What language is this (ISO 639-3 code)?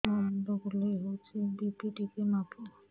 ori